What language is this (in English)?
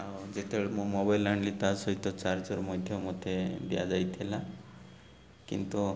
Odia